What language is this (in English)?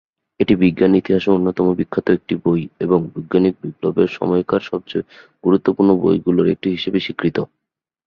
Bangla